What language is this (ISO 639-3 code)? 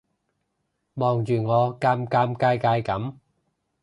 yue